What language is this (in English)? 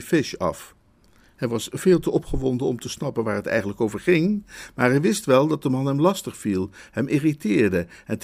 Dutch